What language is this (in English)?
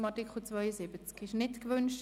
Swiss German